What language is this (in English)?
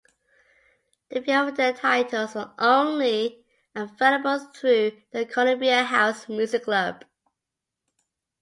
English